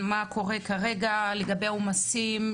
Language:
Hebrew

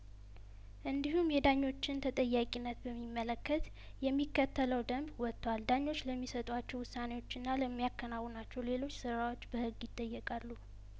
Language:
Amharic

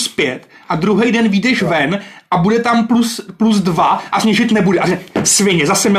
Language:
Czech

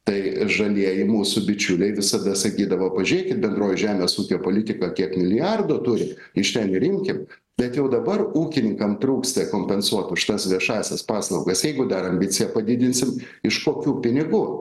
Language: Lithuanian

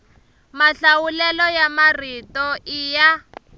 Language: Tsonga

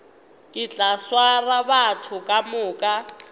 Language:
Northern Sotho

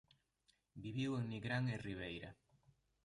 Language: Galician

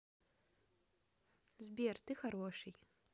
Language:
Russian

